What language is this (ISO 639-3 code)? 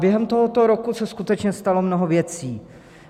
ces